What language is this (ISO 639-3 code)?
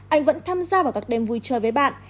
vie